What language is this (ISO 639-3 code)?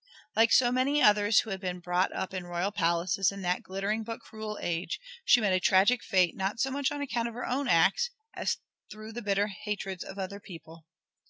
eng